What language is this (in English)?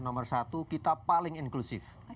Indonesian